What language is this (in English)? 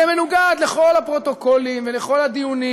Hebrew